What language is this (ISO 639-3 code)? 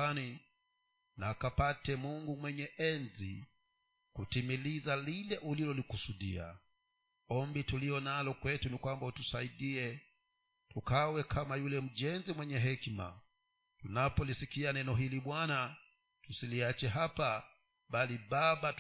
swa